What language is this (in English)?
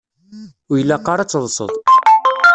Kabyle